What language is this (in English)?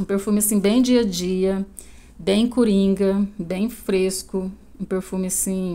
Portuguese